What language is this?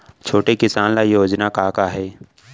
Chhattisgarhi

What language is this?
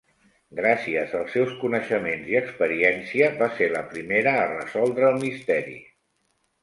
Catalan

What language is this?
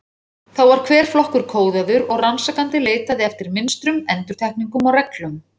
Icelandic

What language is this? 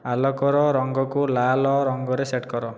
Odia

